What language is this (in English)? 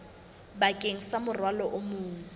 Southern Sotho